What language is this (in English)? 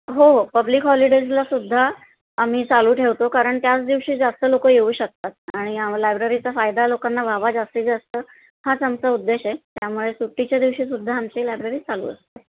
Marathi